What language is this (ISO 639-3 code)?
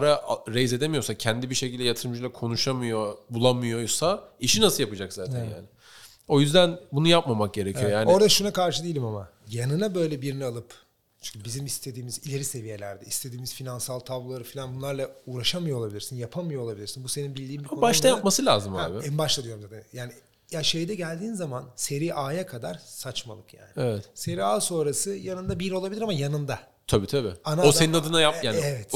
tur